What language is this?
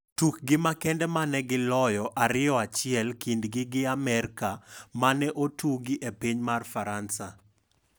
Luo (Kenya and Tanzania)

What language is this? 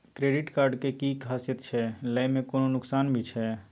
Maithili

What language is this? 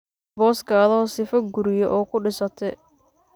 Somali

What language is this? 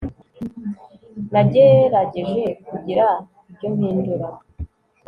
Kinyarwanda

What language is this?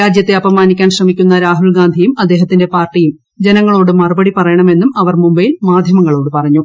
Malayalam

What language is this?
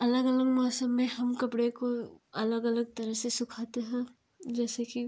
Hindi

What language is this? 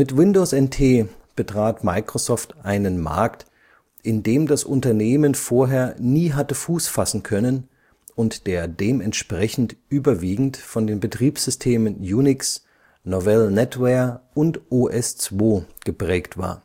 German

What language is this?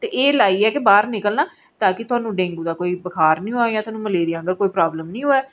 Dogri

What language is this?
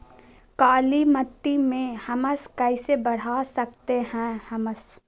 Magahi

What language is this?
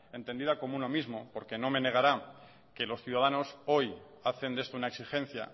Spanish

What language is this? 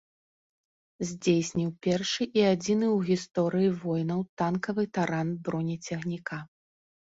Belarusian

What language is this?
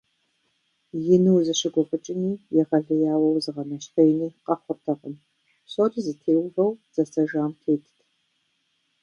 Kabardian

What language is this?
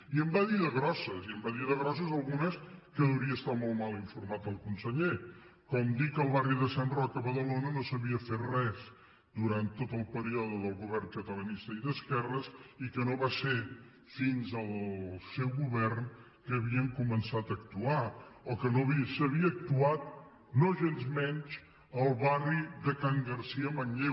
Catalan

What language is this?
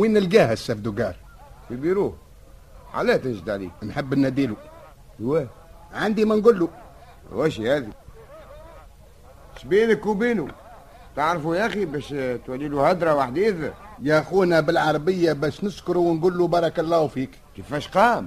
Arabic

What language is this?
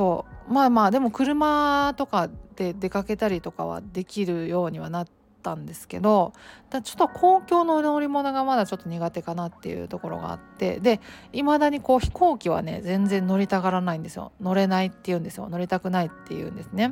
Japanese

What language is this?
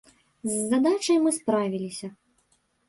Belarusian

